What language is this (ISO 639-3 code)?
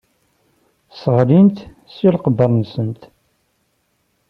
kab